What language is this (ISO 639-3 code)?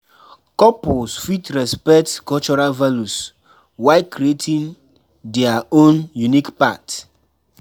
pcm